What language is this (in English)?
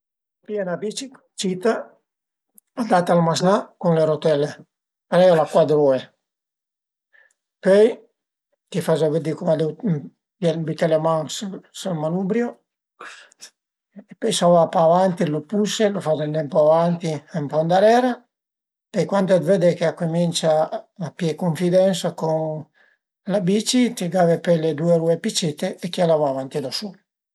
Piedmontese